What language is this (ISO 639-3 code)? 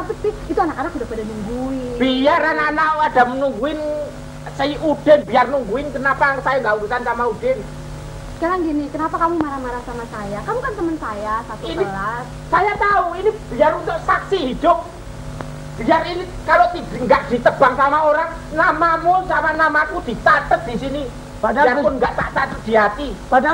ind